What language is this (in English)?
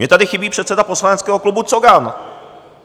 Czech